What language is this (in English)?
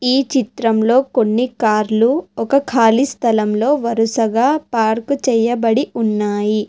Telugu